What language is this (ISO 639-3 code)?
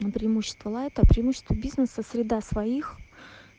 rus